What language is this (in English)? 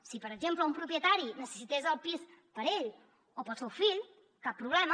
Catalan